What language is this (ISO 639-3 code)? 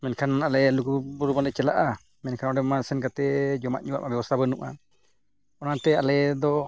sat